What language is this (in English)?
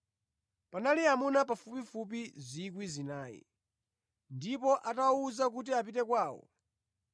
Nyanja